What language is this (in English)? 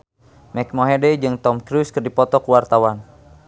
Sundanese